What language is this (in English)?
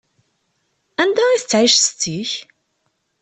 Kabyle